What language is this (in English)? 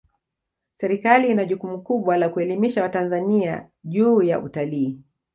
Swahili